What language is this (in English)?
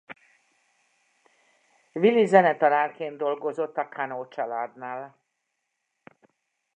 Hungarian